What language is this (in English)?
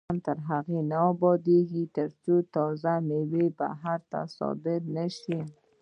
Pashto